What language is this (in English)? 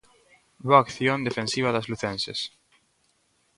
Galician